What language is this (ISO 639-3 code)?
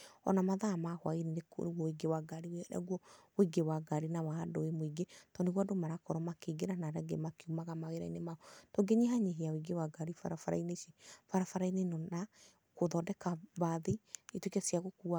kik